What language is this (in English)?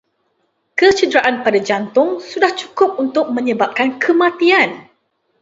Malay